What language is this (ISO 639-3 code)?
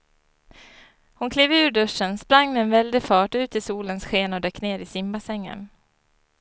swe